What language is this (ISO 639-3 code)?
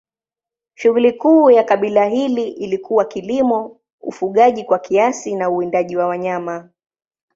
swa